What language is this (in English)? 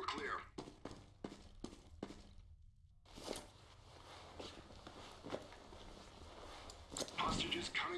Turkish